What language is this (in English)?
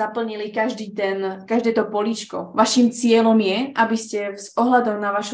Slovak